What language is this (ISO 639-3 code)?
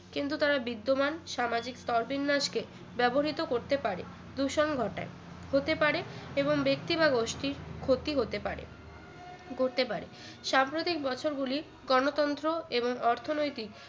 ben